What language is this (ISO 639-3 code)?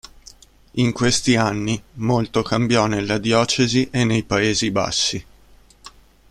ita